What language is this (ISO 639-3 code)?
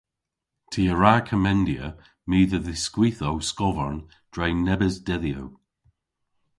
cor